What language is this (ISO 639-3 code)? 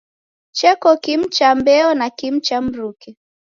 dav